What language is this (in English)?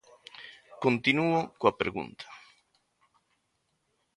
Galician